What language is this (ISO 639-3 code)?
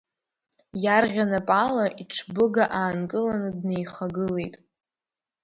abk